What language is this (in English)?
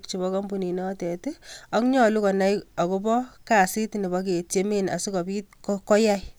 Kalenjin